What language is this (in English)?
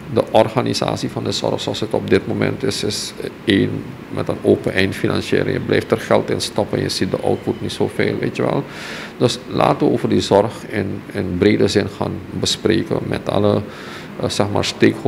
Dutch